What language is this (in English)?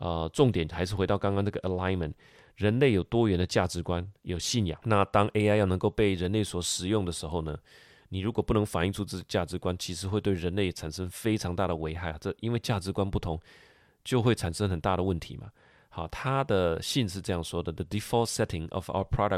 Chinese